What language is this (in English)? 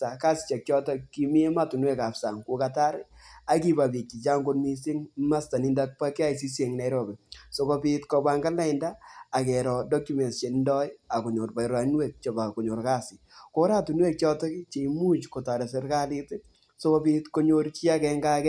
Kalenjin